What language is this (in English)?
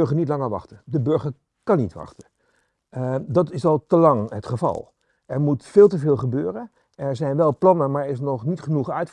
Dutch